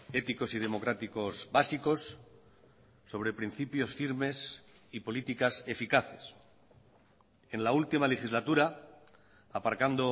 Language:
Spanish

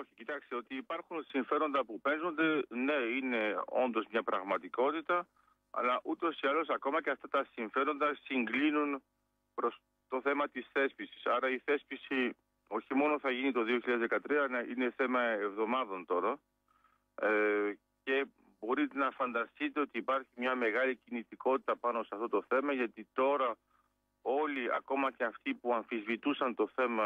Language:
Greek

